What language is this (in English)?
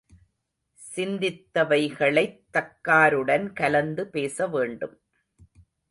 Tamil